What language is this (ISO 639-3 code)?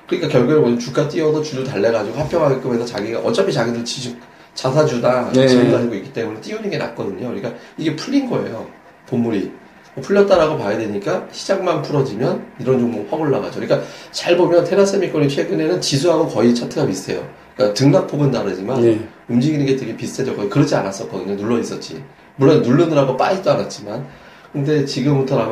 kor